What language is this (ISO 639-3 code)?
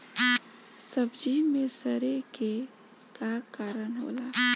bho